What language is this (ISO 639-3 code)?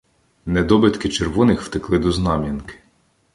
ukr